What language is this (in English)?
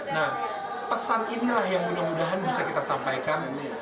Indonesian